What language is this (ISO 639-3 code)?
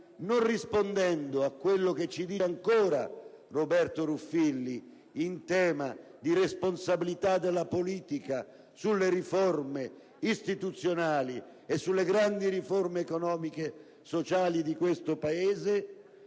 ita